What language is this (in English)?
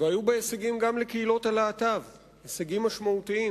Hebrew